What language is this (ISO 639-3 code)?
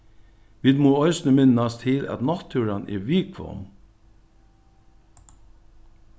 fao